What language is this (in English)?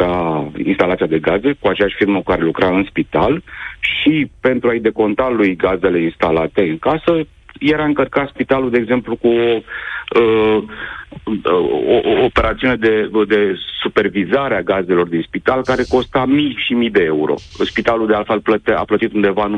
Romanian